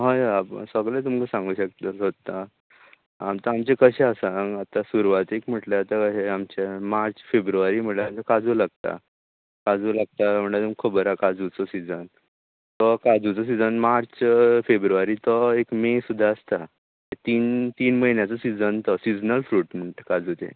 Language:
Konkani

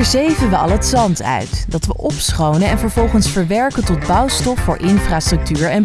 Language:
Dutch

